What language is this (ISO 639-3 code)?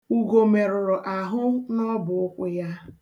ibo